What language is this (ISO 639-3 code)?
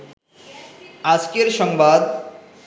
ben